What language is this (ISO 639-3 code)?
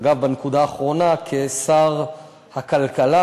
heb